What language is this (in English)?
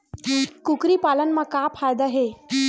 Chhattisgarhi